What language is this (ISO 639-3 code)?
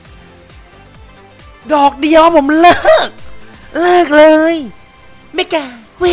tha